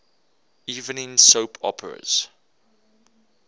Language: English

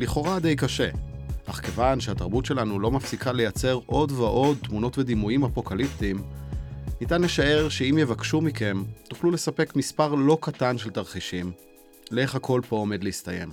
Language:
Hebrew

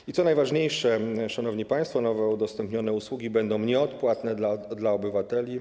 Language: Polish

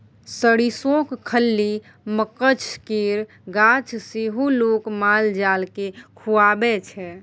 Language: Maithili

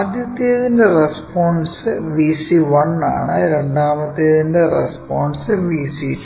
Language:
Malayalam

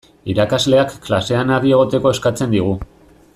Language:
Basque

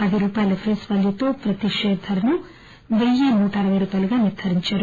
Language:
Telugu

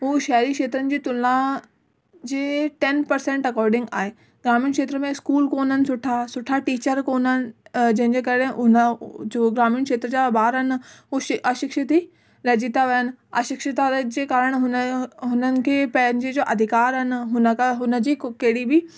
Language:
Sindhi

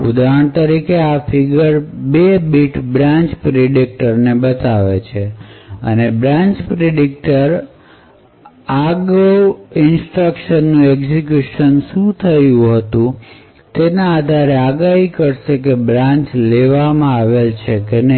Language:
Gujarati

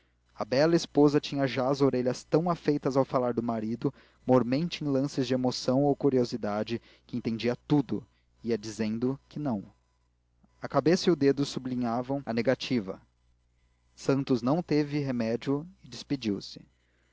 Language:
Portuguese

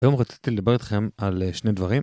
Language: Hebrew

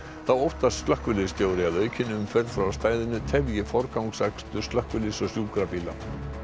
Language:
Icelandic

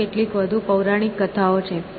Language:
Gujarati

